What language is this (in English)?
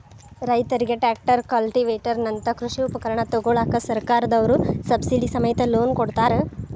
Kannada